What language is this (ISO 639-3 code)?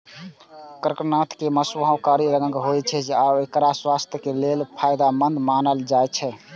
mai